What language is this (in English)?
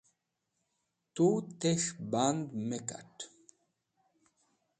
Wakhi